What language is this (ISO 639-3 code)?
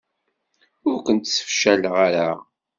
kab